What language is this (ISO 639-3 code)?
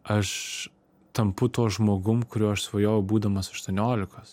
lit